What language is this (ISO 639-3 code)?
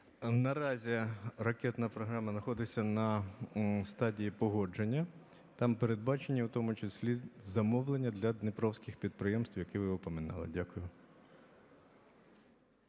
ukr